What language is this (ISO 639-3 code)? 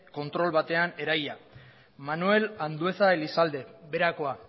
eus